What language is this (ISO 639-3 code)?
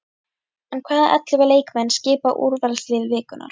isl